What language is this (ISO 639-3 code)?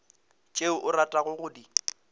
nso